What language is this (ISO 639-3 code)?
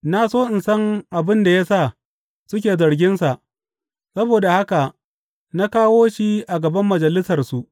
hau